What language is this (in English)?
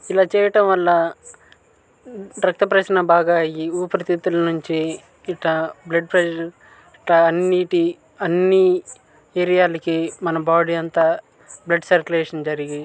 Telugu